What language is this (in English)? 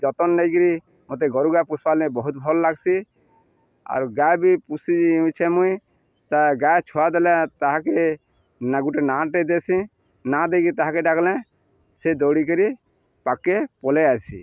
Odia